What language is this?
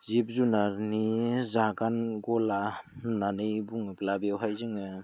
Bodo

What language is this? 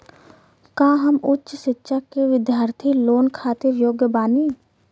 Bhojpuri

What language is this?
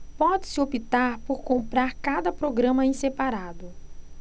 Portuguese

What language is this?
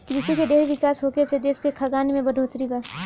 Bhojpuri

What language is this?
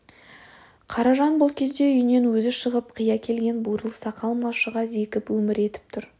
Kazakh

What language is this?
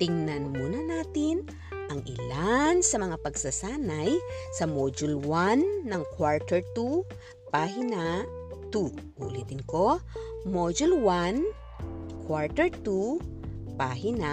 Filipino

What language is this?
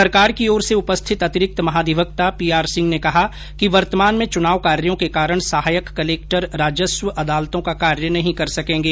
Hindi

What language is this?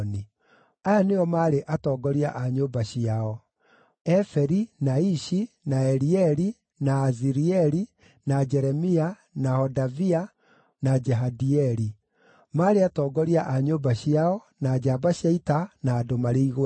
Kikuyu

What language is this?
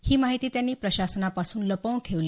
Marathi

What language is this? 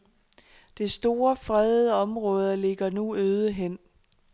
Danish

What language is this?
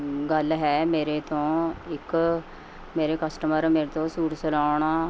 Punjabi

